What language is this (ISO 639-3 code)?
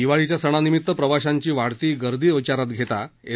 mar